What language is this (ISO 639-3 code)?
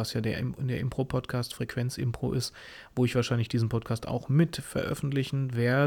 deu